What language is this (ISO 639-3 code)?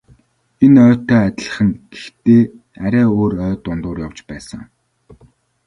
mon